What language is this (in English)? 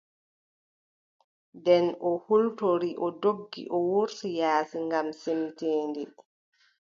Adamawa Fulfulde